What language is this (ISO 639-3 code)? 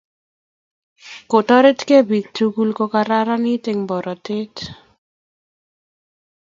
kln